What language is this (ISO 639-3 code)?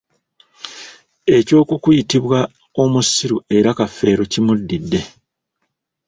lug